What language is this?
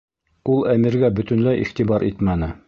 Bashkir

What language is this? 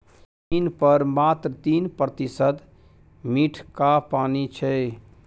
Maithili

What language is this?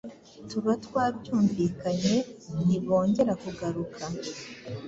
Kinyarwanda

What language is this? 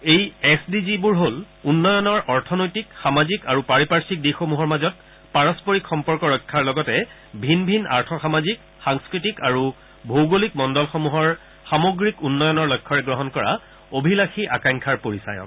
Assamese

